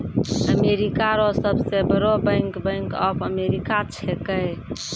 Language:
Maithili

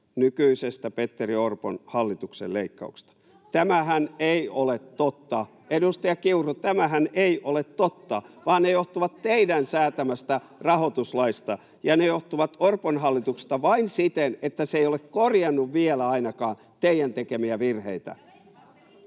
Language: Finnish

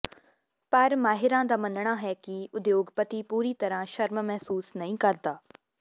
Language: Punjabi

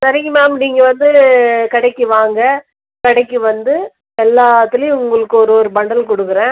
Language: Tamil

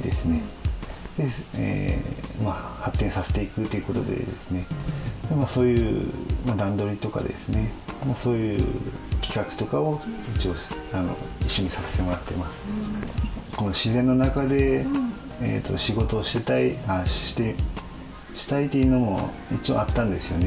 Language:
Japanese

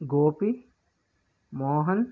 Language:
Telugu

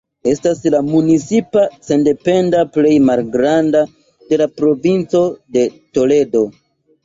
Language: Esperanto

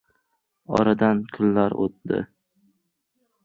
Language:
Uzbek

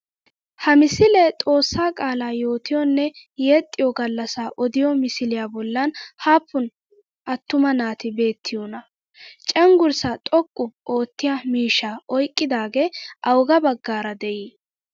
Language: Wolaytta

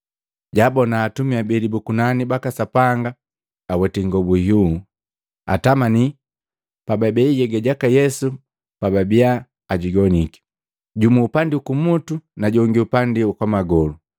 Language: Matengo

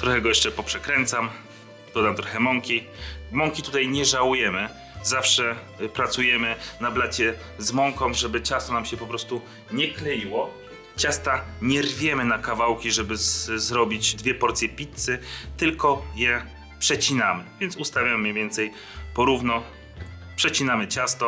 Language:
Polish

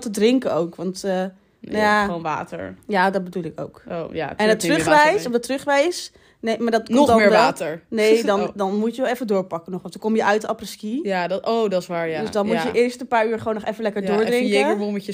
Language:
Dutch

